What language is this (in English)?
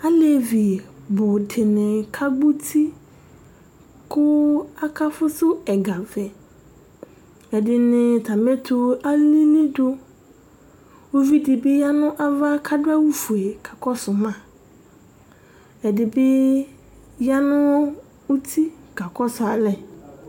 Ikposo